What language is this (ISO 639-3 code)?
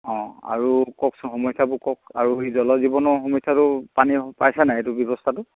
asm